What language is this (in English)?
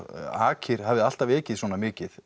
Icelandic